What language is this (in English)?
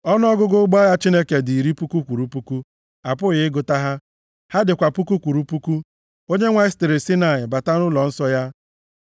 Igbo